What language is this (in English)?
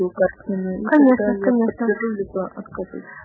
Russian